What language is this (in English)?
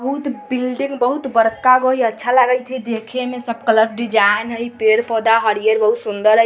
Hindi